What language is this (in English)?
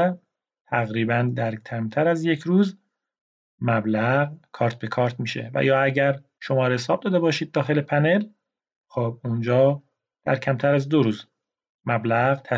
Persian